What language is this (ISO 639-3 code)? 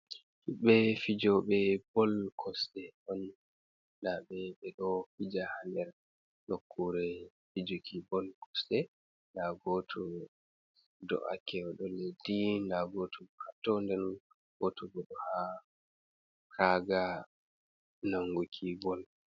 ful